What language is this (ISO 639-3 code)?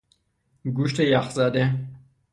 fas